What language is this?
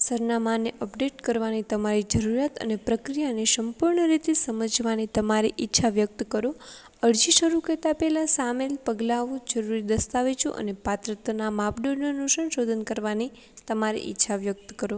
Gujarati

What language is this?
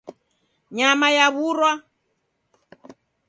Taita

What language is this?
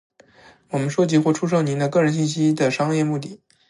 Chinese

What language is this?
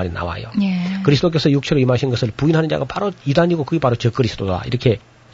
Korean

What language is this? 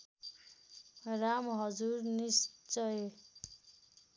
Nepali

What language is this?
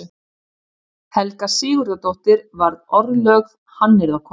Icelandic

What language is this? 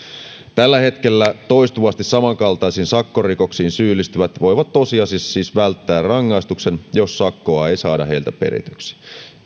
Finnish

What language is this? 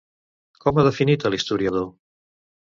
Catalan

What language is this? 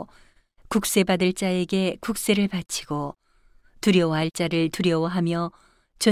Korean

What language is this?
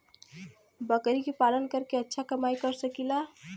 Bhojpuri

